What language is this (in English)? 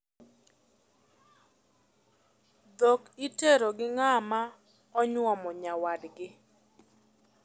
Luo (Kenya and Tanzania)